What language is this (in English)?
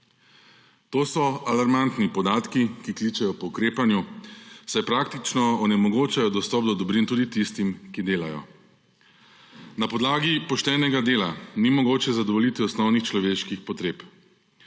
Slovenian